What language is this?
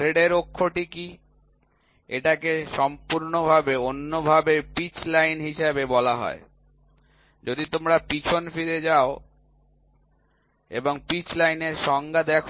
Bangla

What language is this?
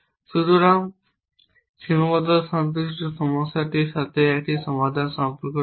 Bangla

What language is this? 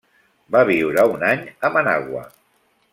Catalan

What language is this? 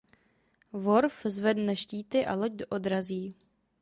Czech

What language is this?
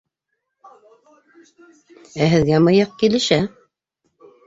Bashkir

